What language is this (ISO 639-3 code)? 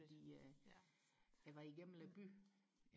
dan